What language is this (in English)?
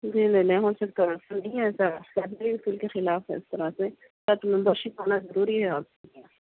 Urdu